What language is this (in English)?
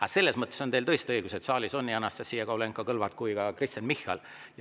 Estonian